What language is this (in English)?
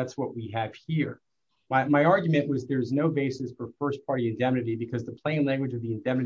English